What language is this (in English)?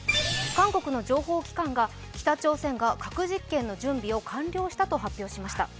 Japanese